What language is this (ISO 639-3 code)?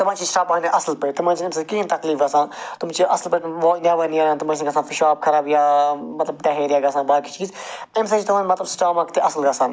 kas